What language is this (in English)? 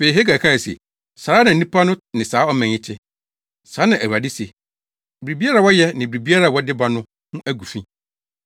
Akan